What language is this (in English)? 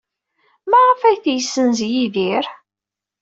Kabyle